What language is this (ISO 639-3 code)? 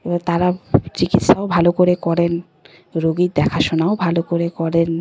ben